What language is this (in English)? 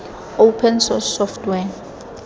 Tswana